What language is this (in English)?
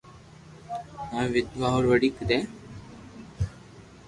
Loarki